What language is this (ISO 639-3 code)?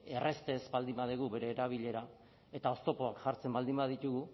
eus